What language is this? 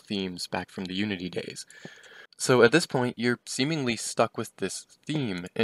English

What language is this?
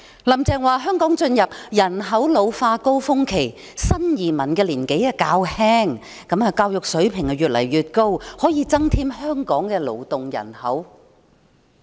Cantonese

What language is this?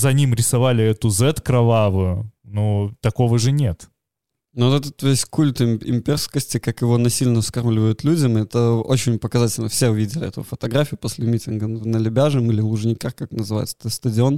Russian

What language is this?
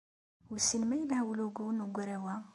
Kabyle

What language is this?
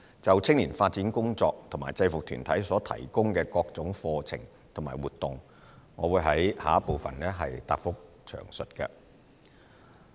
Cantonese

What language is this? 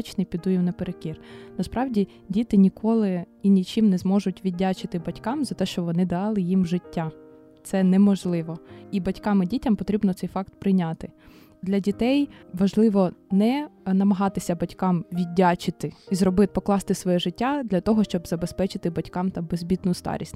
Ukrainian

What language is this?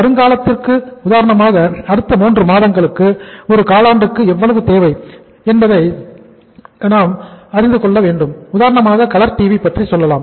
Tamil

